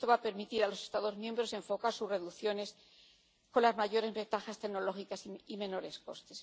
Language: Spanish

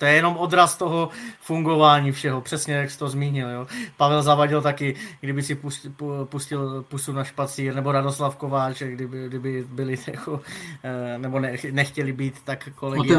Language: Czech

